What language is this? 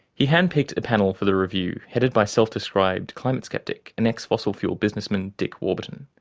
English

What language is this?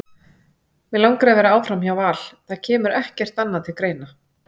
Icelandic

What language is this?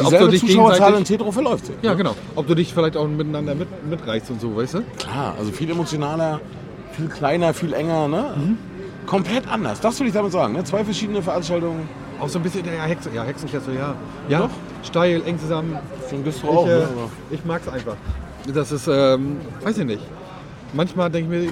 German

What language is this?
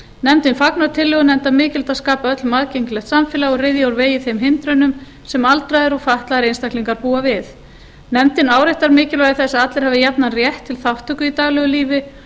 Icelandic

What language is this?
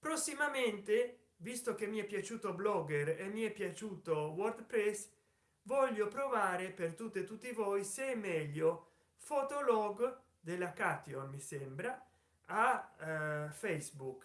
Italian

